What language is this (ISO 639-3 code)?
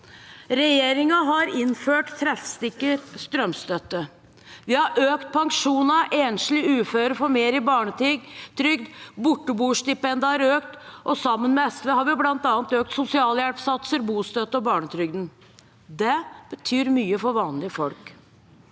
nor